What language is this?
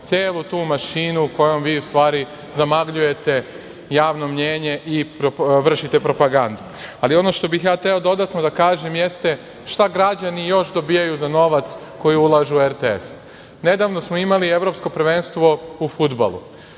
Serbian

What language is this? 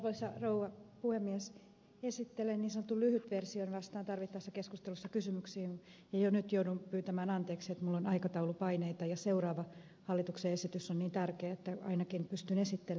Finnish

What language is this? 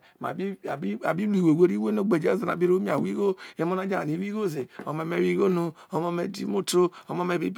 Isoko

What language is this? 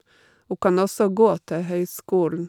Norwegian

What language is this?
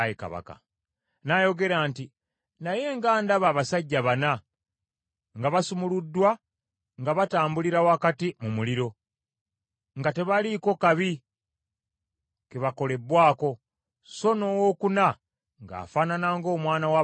Ganda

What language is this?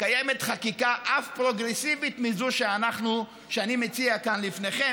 Hebrew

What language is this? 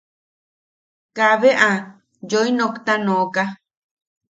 Yaqui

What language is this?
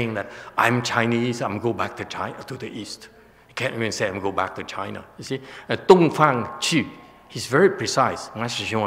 English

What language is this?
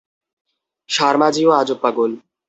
Bangla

